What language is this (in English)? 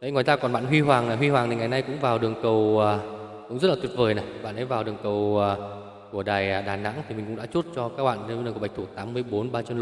Vietnamese